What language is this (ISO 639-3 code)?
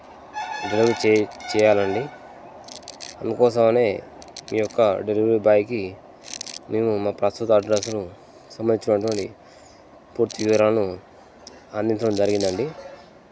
tel